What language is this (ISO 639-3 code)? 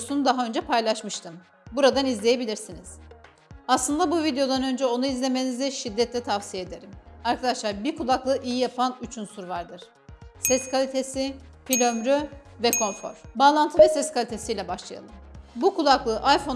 tur